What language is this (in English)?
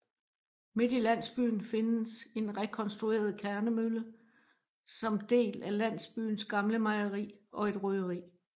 Danish